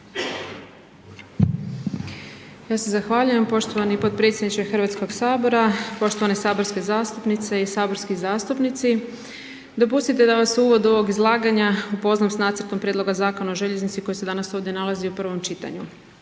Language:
Croatian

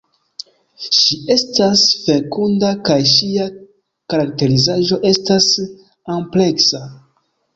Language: Esperanto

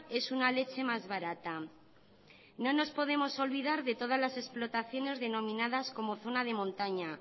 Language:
Spanish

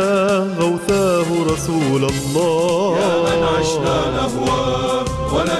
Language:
Arabic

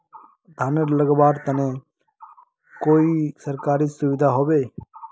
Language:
Magahi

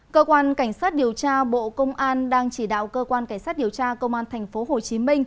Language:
Vietnamese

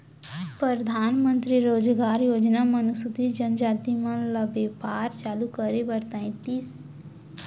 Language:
Chhattisgarhi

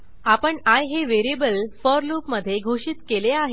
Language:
Marathi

